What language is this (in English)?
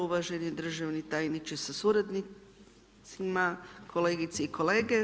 Croatian